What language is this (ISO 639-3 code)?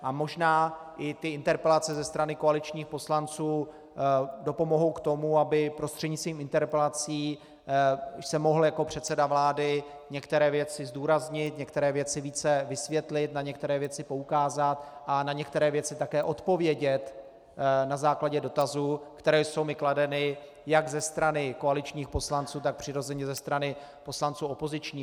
ces